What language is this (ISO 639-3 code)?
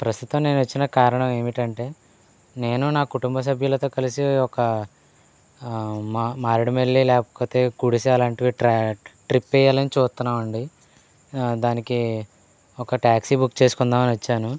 tel